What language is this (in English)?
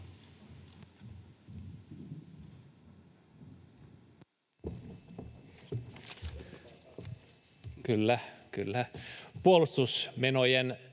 Finnish